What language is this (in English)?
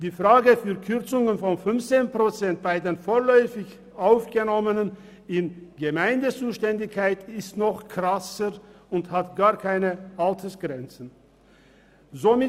Swiss German